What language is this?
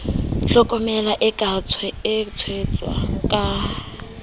Southern Sotho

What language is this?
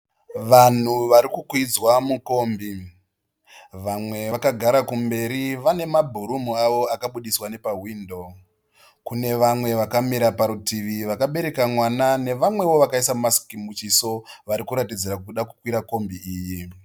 Shona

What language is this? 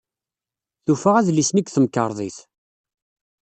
Kabyle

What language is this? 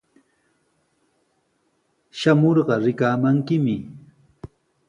Sihuas Ancash Quechua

